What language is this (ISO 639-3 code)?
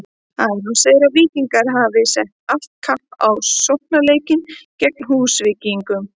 isl